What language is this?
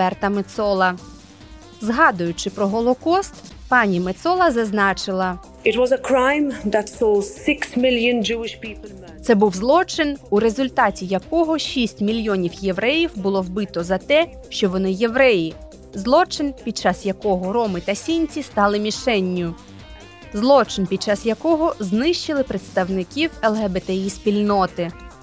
Ukrainian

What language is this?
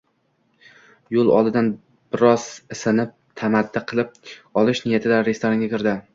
Uzbek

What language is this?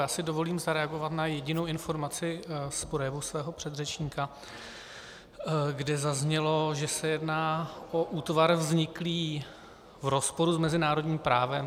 Czech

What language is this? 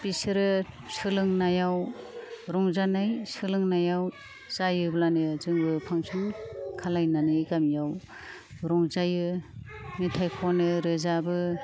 Bodo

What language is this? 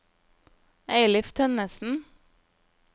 Norwegian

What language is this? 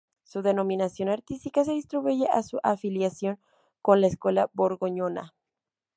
Spanish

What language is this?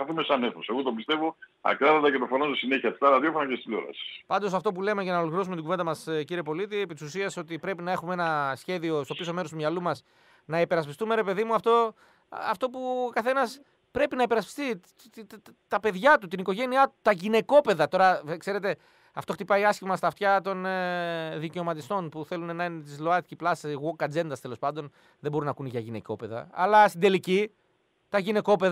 Greek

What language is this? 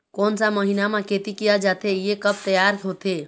Chhattisgarhi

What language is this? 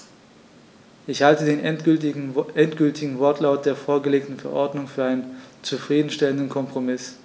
German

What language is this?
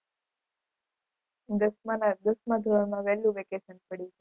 Gujarati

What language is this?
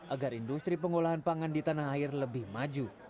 Indonesian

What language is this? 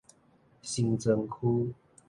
Min Nan Chinese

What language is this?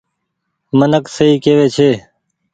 Goaria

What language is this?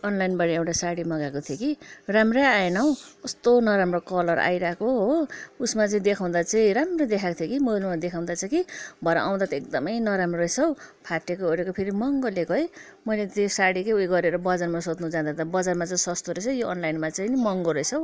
Nepali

